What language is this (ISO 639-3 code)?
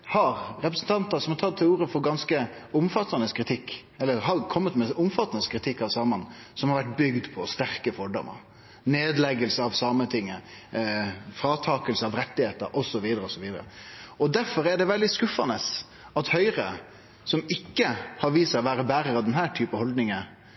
nno